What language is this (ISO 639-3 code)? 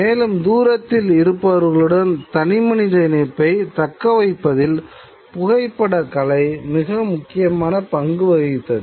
tam